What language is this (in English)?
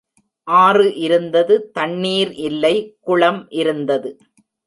Tamil